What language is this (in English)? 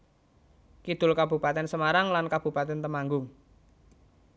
Javanese